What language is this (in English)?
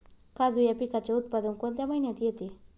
Marathi